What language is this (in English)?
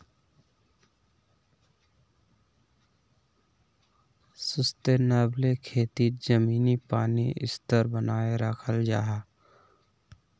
Magahi